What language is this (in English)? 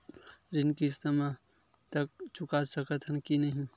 Chhattisgarhi